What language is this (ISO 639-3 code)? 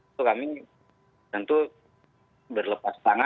ind